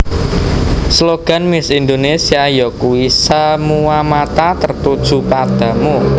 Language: Javanese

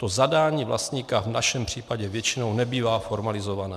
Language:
Czech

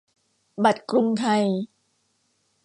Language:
Thai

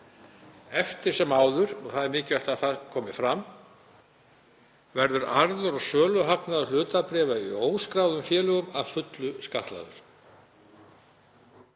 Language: Icelandic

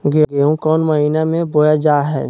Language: Magahi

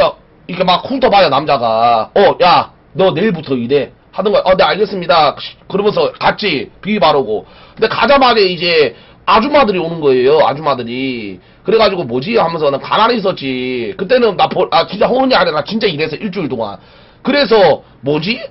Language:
Korean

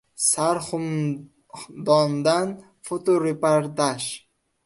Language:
Uzbek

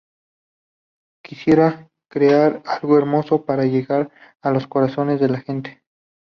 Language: Spanish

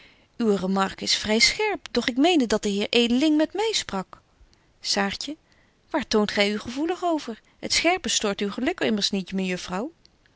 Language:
Dutch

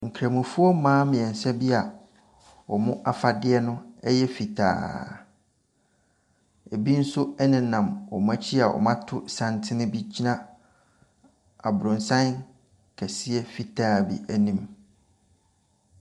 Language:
Akan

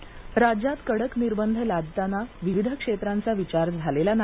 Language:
Marathi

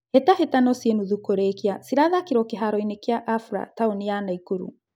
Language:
Kikuyu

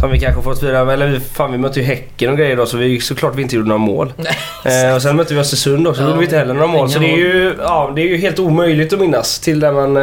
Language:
Swedish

